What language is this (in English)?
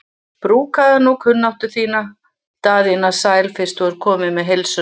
Icelandic